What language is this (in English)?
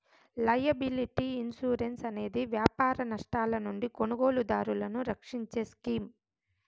Telugu